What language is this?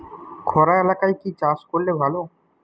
Bangla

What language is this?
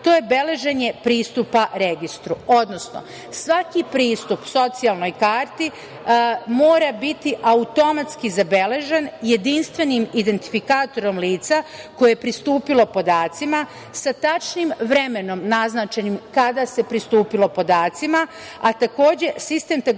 Serbian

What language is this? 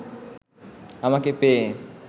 Bangla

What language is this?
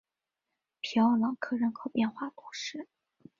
Chinese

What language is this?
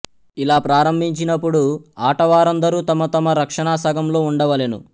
Telugu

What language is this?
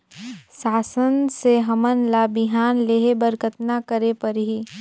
Chhattisgarhi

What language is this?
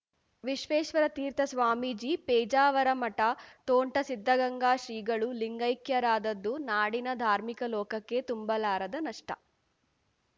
Kannada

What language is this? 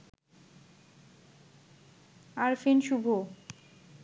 Bangla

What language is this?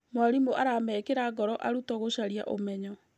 Kikuyu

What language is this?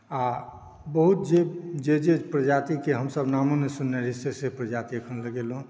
Maithili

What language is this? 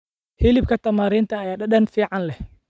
Somali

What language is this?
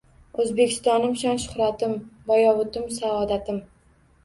Uzbek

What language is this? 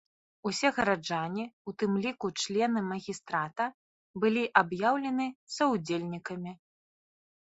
Belarusian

